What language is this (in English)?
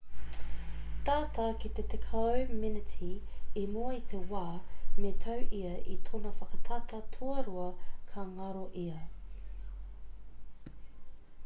Māori